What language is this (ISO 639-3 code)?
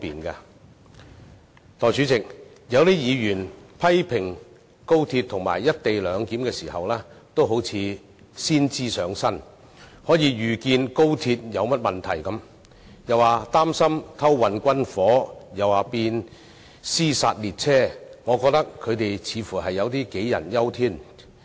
yue